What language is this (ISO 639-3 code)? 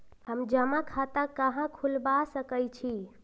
mag